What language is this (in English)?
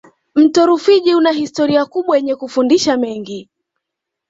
Swahili